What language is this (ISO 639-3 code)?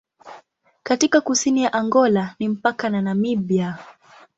swa